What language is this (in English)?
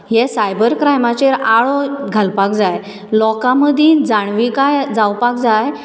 Konkani